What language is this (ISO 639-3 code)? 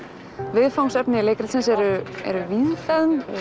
isl